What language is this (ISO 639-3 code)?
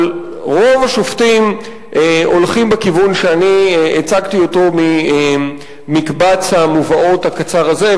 heb